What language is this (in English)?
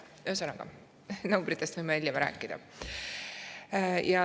Estonian